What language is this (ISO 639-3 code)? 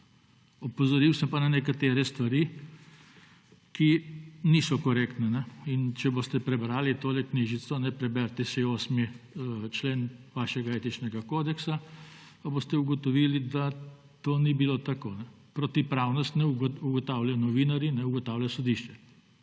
slv